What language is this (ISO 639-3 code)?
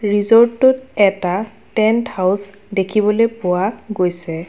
asm